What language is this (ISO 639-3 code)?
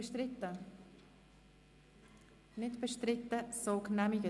gsw